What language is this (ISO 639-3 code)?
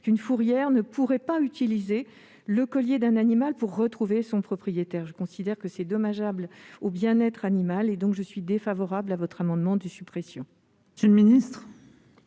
fra